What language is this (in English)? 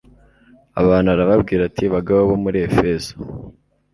Kinyarwanda